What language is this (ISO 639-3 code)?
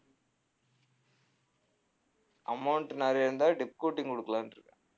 tam